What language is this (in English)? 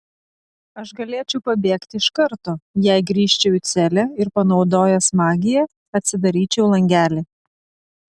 Lithuanian